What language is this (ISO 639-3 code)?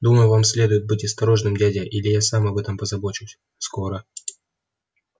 rus